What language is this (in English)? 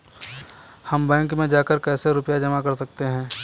Hindi